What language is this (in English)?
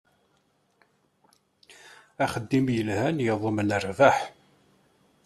Kabyle